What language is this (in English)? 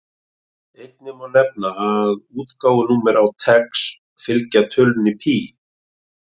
Icelandic